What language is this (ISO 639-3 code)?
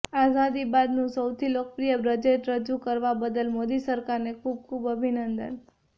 guj